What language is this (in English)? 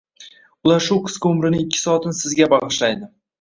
Uzbek